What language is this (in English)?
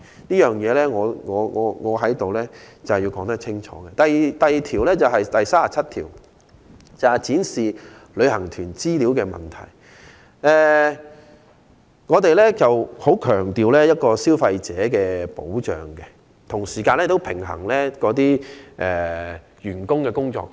Cantonese